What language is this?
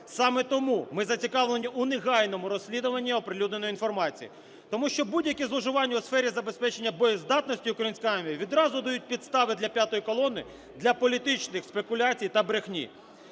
Ukrainian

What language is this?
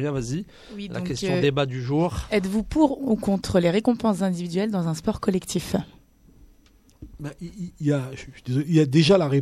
French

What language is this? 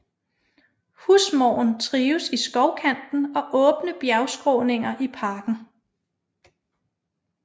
Danish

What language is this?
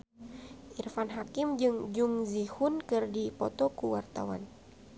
Sundanese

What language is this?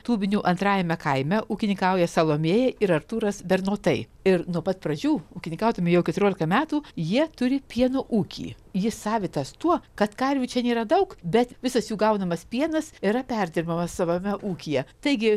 Lithuanian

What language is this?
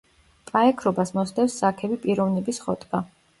Georgian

